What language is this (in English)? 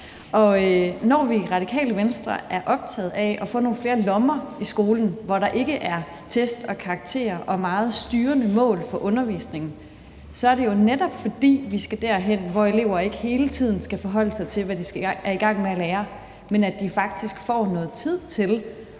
Danish